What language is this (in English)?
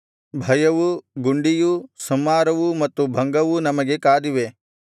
Kannada